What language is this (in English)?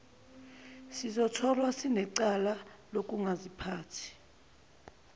Zulu